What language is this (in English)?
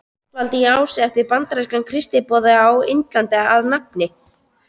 Icelandic